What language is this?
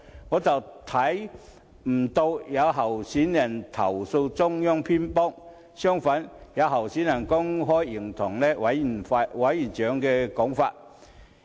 Cantonese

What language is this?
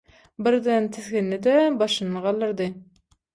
Turkmen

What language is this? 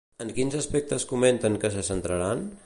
Catalan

